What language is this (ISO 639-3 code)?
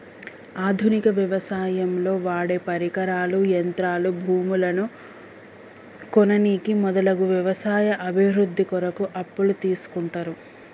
tel